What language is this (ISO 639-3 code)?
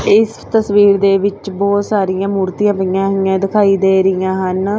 pan